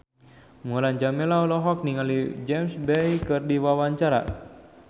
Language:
Sundanese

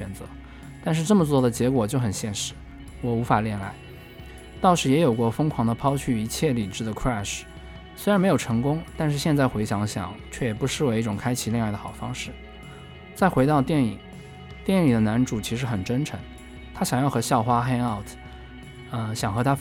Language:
Chinese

